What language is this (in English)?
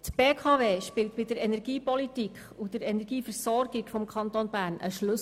Swiss German